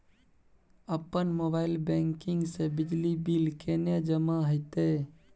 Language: Maithili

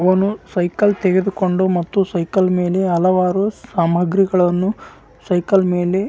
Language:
Kannada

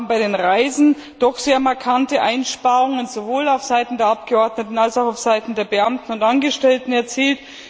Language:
German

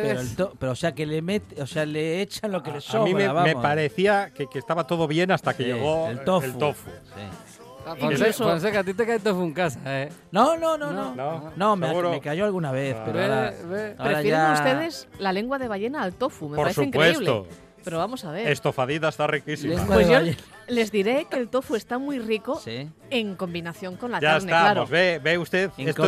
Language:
Spanish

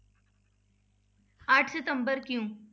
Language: Punjabi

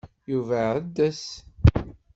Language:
Kabyle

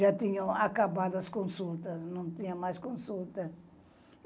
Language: Portuguese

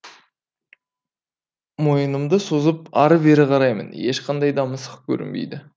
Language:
Kazakh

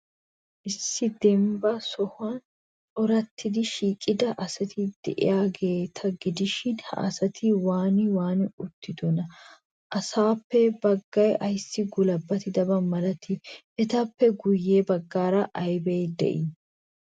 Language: Wolaytta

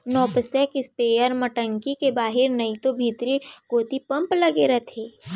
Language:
Chhattisgarhi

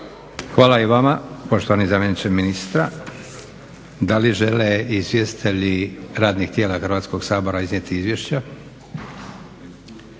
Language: Croatian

